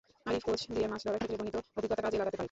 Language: Bangla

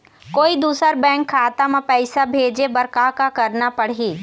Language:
Chhattisgarhi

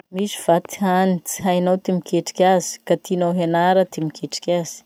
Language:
Masikoro Malagasy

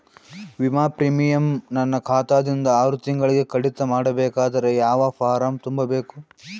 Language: Kannada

